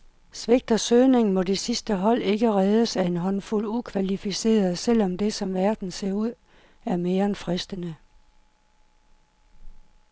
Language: Danish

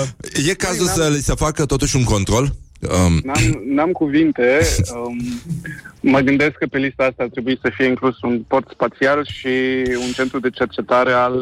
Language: Romanian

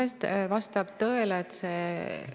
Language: Estonian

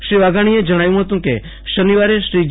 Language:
Gujarati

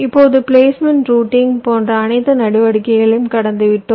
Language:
Tamil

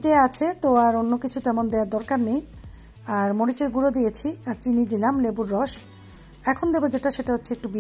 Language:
Bangla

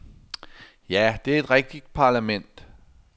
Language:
Danish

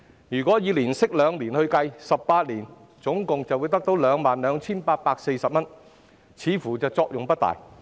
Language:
Cantonese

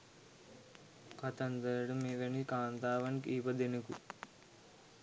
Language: Sinhala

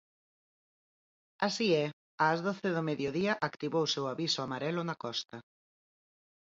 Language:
Galician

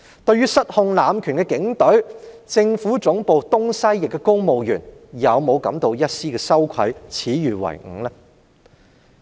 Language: Cantonese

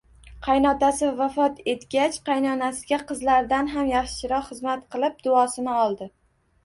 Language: Uzbek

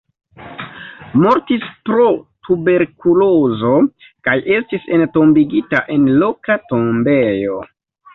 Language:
Esperanto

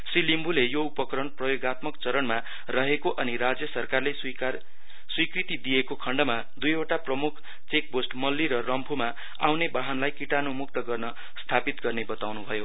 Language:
Nepali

